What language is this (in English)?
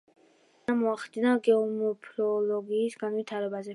Georgian